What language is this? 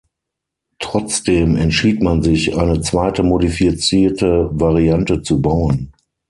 German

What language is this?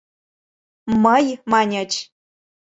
Mari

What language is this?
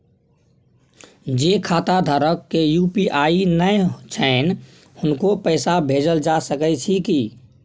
Maithili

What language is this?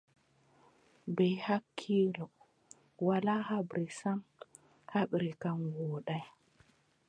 Adamawa Fulfulde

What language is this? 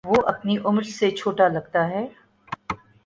Urdu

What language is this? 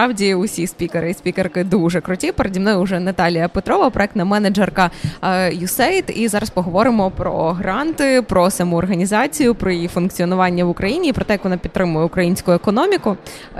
Ukrainian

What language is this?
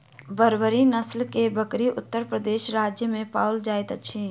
Maithili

